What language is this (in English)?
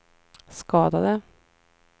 Swedish